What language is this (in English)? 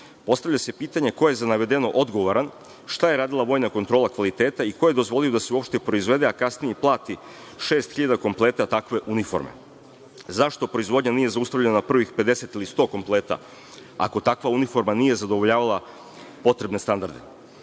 Serbian